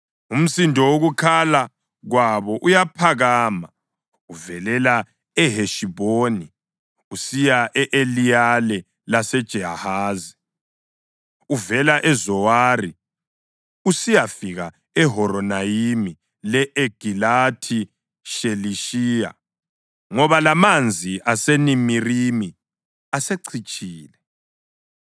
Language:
North Ndebele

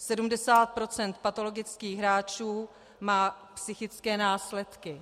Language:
Czech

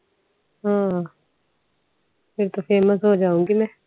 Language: Punjabi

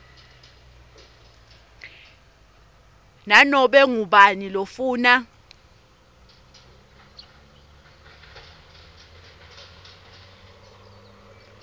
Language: Swati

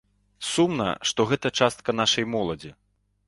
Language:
Belarusian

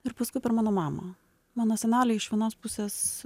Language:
Lithuanian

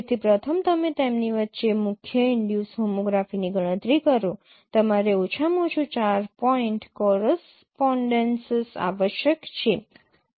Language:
Gujarati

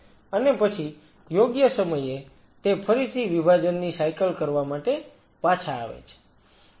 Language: Gujarati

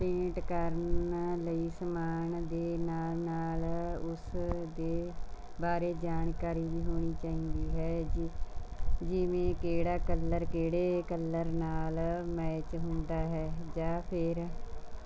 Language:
Punjabi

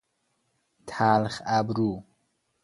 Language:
Persian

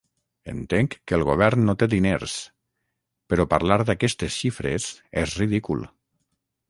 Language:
Catalan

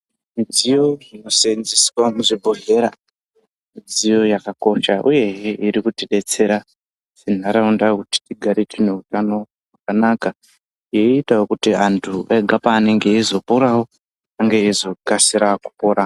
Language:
Ndau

